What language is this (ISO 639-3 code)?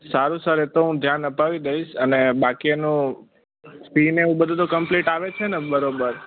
guj